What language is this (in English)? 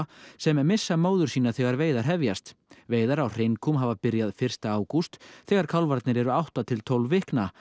Icelandic